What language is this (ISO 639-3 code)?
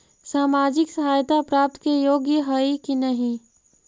mag